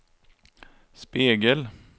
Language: Swedish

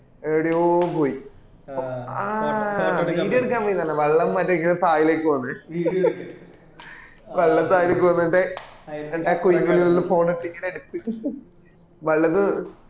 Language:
Malayalam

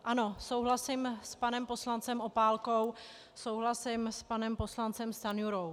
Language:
Czech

